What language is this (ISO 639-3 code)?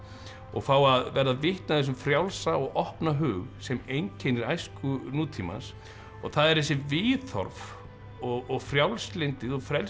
isl